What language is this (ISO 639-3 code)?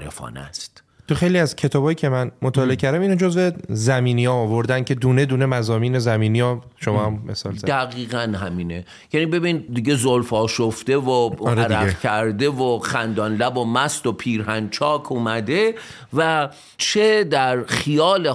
fas